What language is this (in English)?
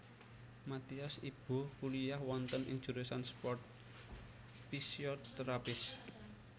Javanese